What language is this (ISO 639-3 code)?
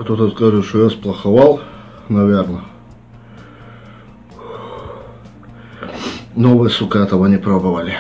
rus